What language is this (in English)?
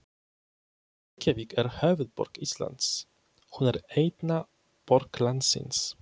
Icelandic